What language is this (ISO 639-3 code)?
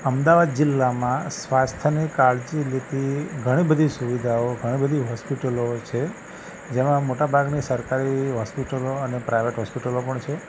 guj